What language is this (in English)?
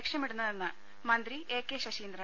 Malayalam